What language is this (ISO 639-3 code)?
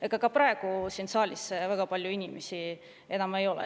est